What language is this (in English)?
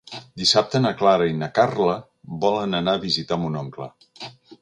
Catalan